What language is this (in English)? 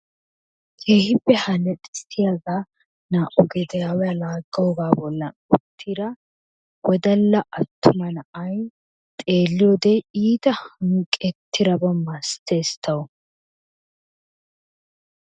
Wolaytta